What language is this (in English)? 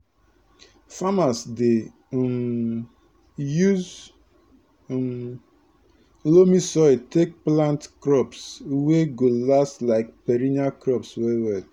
Nigerian Pidgin